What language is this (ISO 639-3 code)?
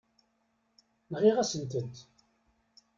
kab